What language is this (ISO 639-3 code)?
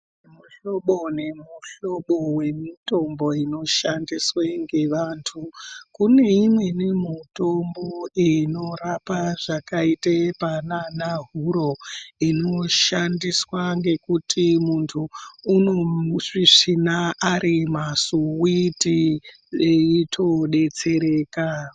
ndc